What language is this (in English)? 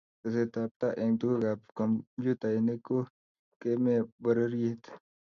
Kalenjin